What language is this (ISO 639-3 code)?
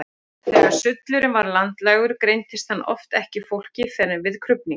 isl